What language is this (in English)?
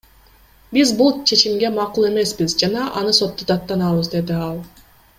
Kyrgyz